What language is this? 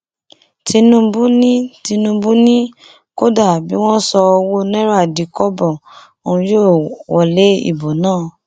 Yoruba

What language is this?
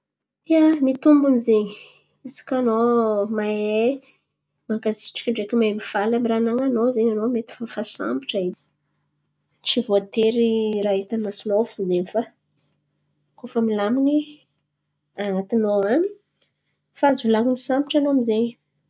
Antankarana Malagasy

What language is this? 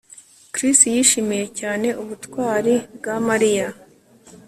Kinyarwanda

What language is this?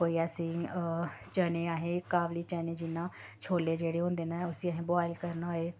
Dogri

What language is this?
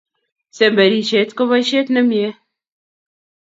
Kalenjin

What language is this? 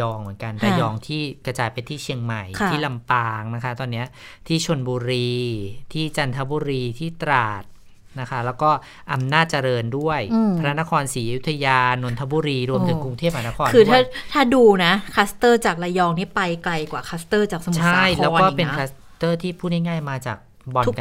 Thai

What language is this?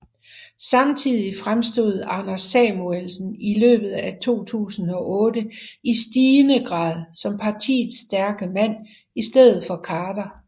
Danish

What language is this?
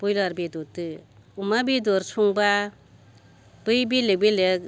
Bodo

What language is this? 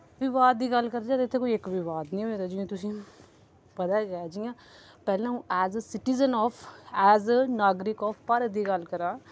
Dogri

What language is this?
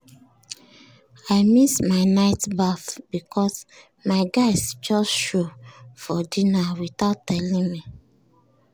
Nigerian Pidgin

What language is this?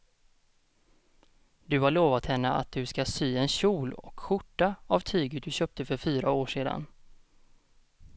Swedish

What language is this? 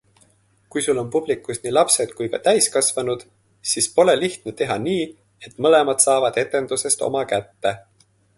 Estonian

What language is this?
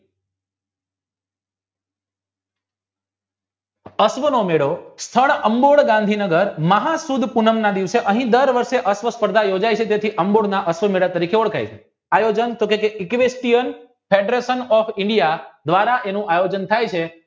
Gujarati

